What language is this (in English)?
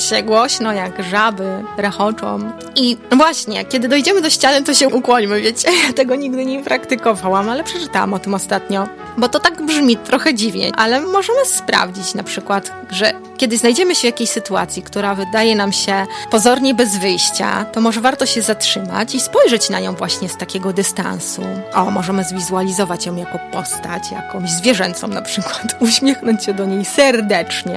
Polish